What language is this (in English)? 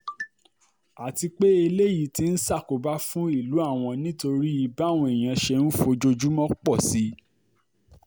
Yoruba